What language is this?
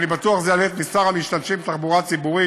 Hebrew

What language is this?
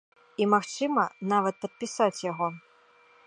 Belarusian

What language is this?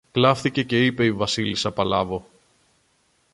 Greek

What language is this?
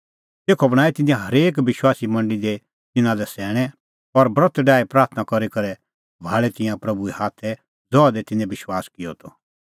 Kullu Pahari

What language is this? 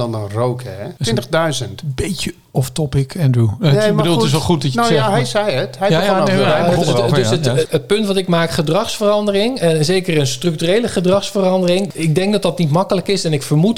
Dutch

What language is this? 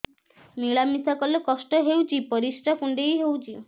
Odia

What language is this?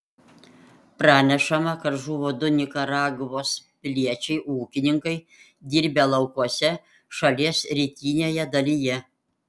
Lithuanian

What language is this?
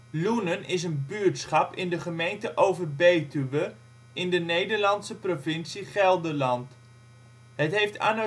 Dutch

